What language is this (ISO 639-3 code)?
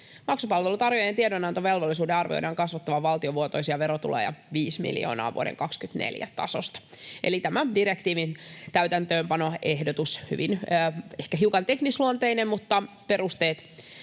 fin